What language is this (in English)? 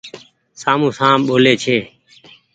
Goaria